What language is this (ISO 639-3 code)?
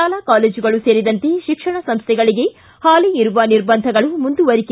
kan